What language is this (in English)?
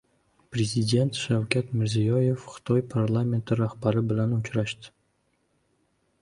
Uzbek